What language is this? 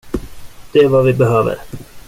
Swedish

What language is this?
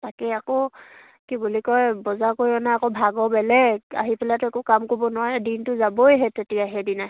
Assamese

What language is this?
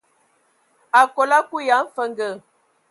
Ewondo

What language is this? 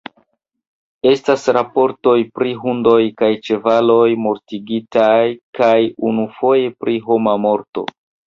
Esperanto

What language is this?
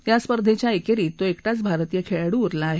Marathi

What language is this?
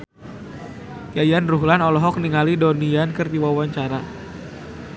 Sundanese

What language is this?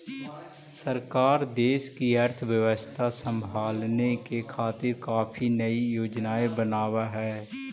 Magahi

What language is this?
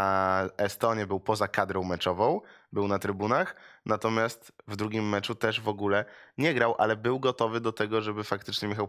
Polish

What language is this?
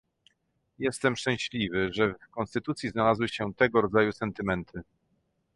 Polish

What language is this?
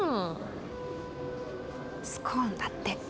Japanese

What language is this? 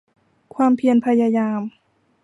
Thai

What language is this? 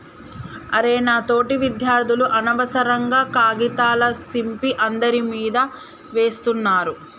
Telugu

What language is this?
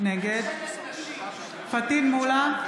Hebrew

